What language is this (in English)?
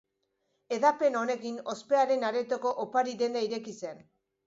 Basque